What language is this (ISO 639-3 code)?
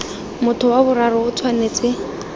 tsn